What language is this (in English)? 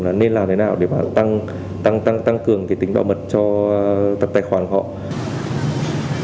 Vietnamese